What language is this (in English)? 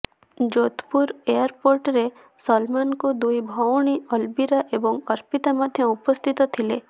Odia